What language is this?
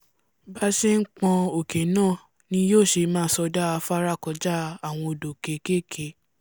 Yoruba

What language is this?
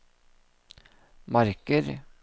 Norwegian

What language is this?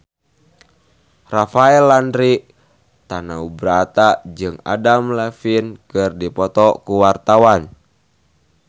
Sundanese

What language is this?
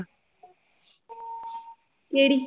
Punjabi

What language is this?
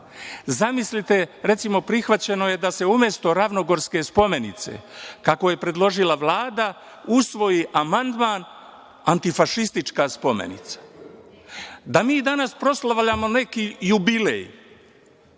Serbian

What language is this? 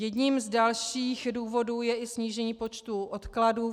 Czech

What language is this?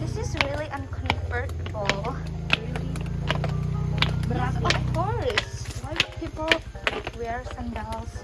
Indonesian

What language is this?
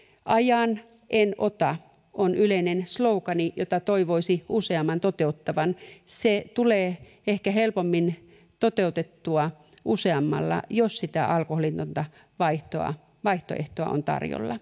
Finnish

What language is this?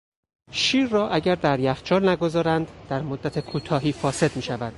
Persian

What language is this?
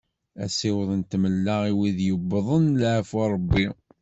Kabyle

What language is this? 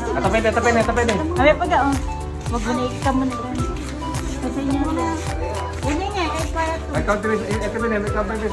Indonesian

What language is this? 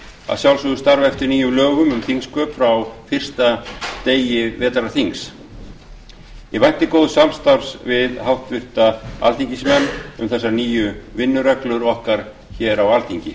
Icelandic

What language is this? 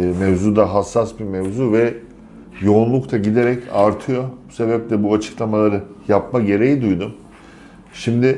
Turkish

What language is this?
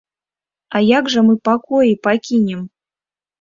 Belarusian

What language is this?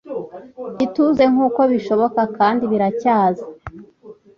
Kinyarwanda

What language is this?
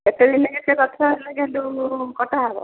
Odia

